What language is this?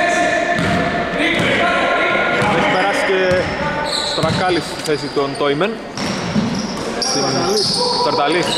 Greek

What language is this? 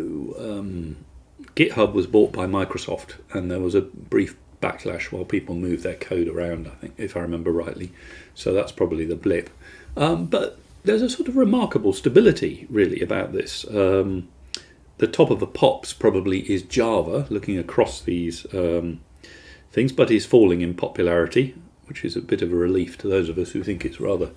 English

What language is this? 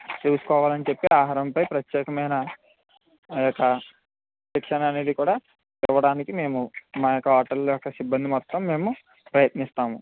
Telugu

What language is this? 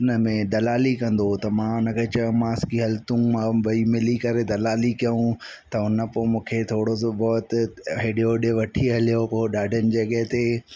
Sindhi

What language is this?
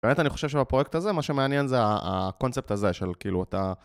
Hebrew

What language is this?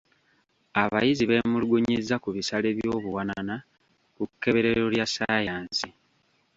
Ganda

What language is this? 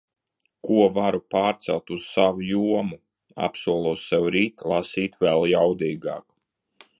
Latvian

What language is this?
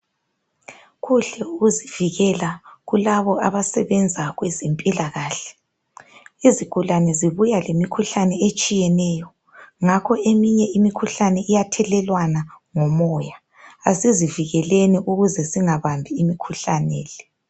North Ndebele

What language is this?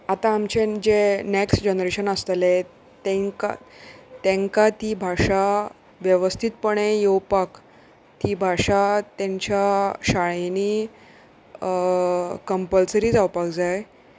Konkani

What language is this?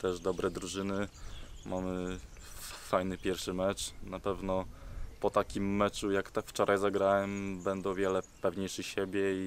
Polish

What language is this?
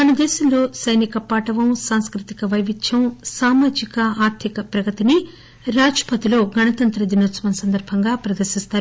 Telugu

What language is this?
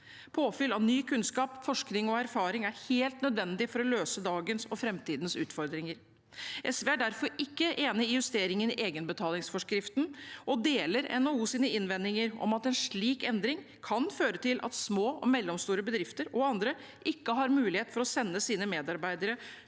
Norwegian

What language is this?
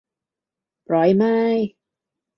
Thai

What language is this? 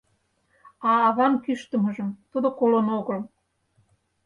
Mari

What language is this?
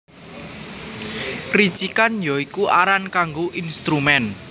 Javanese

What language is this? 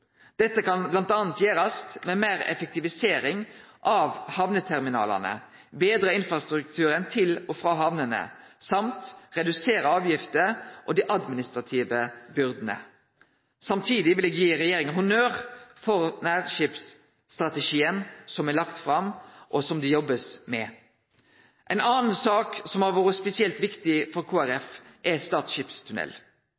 Norwegian Nynorsk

